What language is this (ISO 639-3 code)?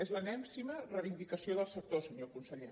cat